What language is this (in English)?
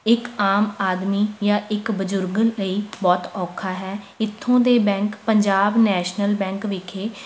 Punjabi